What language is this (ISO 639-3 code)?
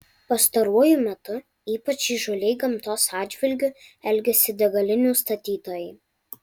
lit